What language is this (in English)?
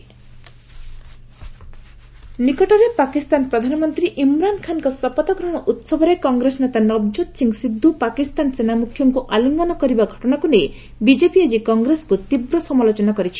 Odia